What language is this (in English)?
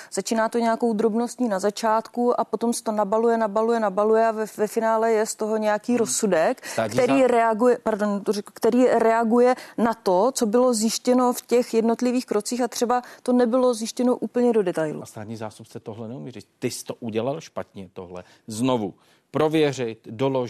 Czech